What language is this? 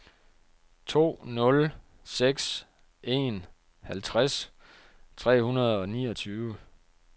Danish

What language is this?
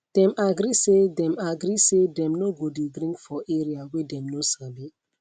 Nigerian Pidgin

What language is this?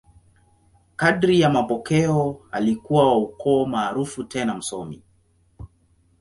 Swahili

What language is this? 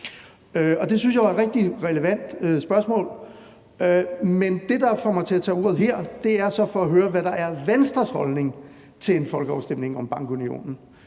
Danish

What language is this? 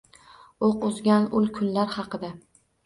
Uzbek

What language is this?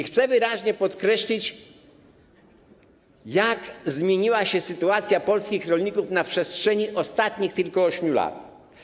Polish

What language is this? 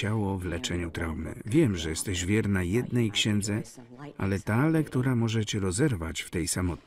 Polish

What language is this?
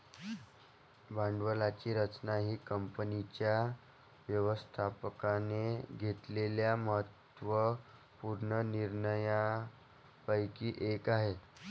Marathi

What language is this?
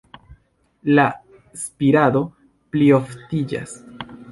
Esperanto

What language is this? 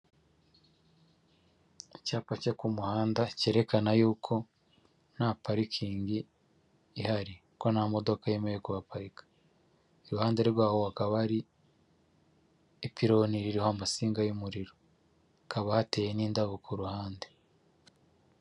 Kinyarwanda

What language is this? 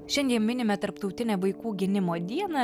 Lithuanian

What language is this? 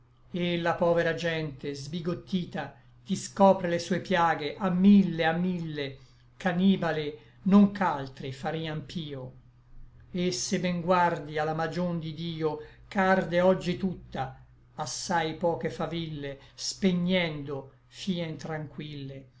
Italian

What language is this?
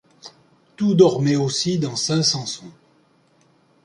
French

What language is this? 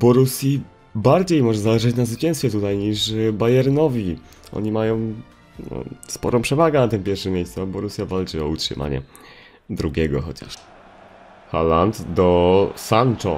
Polish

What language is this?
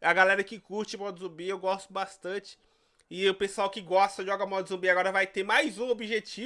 Portuguese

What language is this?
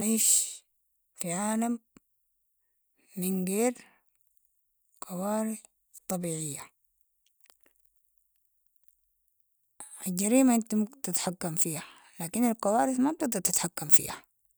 Sudanese Arabic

